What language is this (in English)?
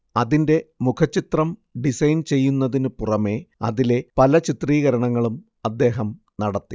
Malayalam